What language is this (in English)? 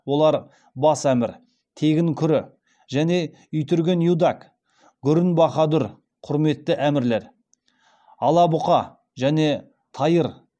Kazakh